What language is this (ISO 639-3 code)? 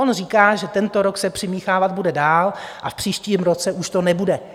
ces